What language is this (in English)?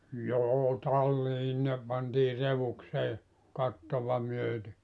Finnish